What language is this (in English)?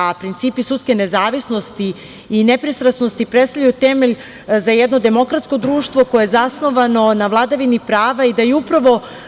Serbian